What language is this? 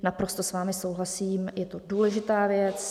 Czech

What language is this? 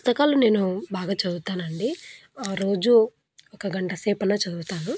Telugu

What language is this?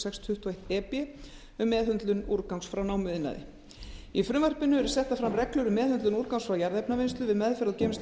Icelandic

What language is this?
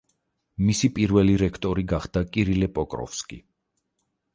Georgian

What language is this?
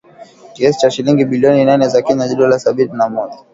Swahili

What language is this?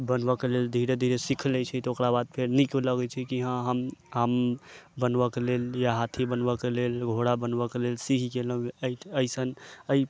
Maithili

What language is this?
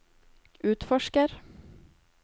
Norwegian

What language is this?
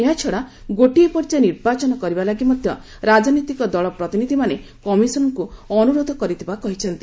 Odia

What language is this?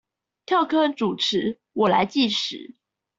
Chinese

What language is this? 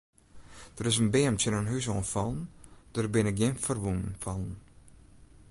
Western Frisian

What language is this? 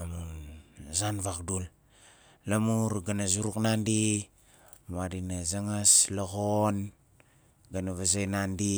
Nalik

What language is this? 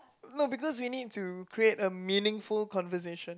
English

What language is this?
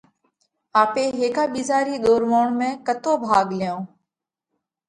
Parkari Koli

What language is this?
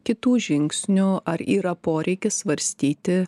Lithuanian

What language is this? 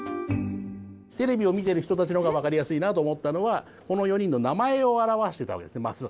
Japanese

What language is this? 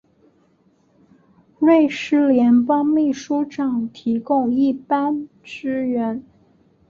Chinese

